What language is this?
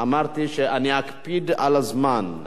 Hebrew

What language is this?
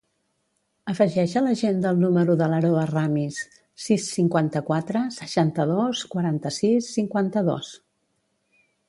Catalan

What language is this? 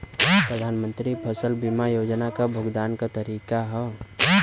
Bhojpuri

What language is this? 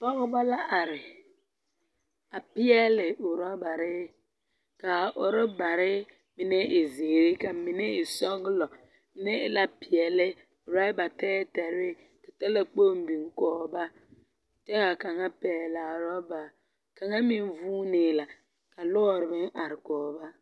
Southern Dagaare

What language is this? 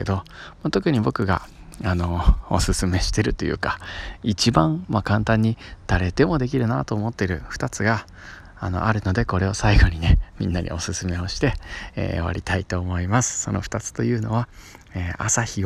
Japanese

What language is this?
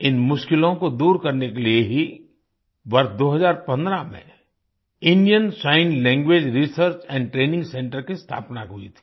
Hindi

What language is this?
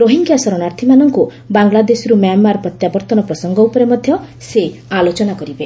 Odia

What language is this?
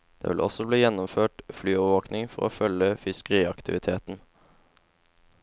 Norwegian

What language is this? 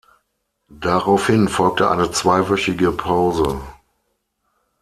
German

